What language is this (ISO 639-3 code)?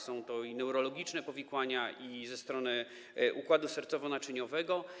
pol